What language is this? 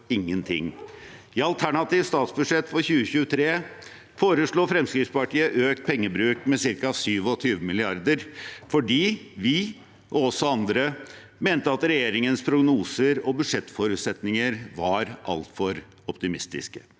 Norwegian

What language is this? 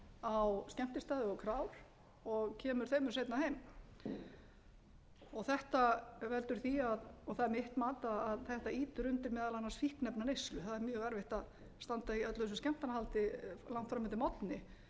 Icelandic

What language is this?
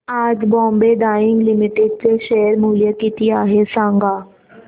Marathi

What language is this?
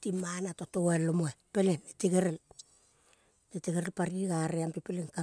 Kol (Papua New Guinea)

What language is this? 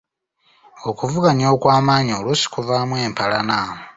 Ganda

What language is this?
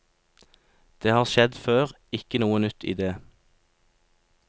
Norwegian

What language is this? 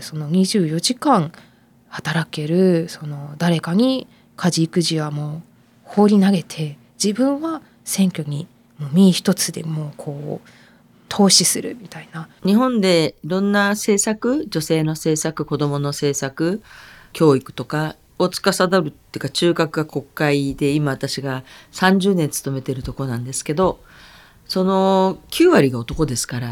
Japanese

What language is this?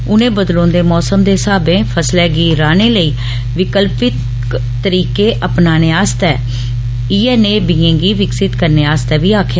Dogri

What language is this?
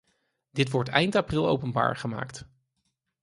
Dutch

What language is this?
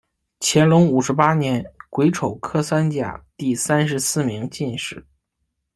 Chinese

